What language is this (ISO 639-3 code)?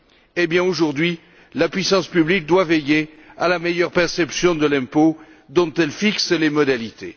fra